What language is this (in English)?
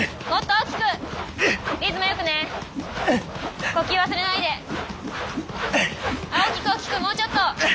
Japanese